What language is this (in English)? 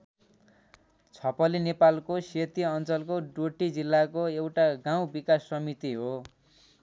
Nepali